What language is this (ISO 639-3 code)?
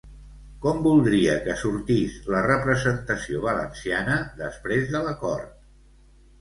cat